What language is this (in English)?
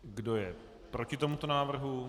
Czech